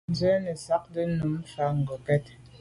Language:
Medumba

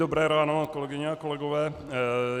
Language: Czech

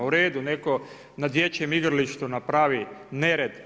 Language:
Croatian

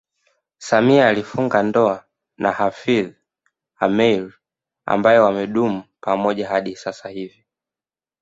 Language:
Swahili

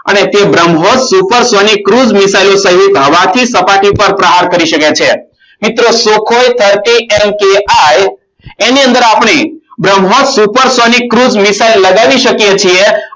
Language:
Gujarati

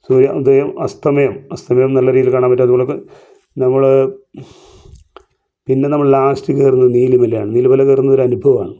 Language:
Malayalam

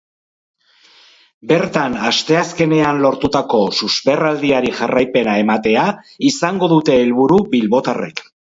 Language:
Basque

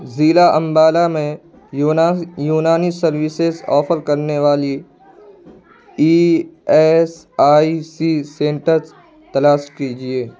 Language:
Urdu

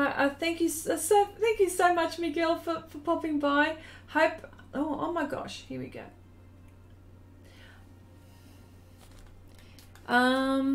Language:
English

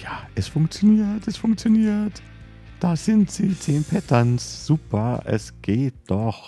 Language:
German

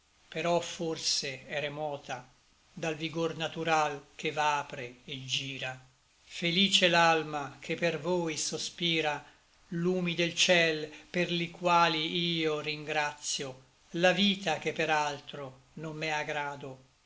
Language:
Italian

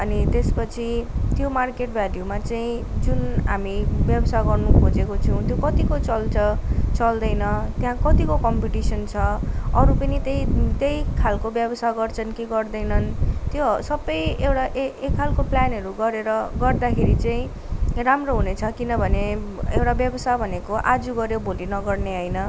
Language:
Nepali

